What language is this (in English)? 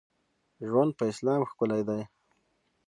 Pashto